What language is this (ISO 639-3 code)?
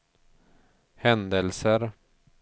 swe